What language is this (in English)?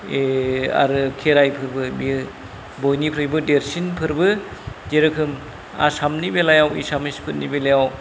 Bodo